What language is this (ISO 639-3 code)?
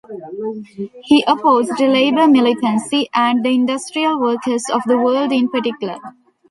eng